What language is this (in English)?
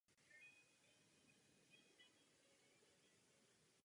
Czech